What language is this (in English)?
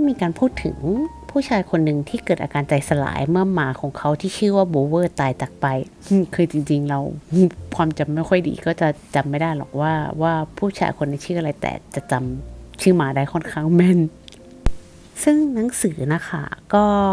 Thai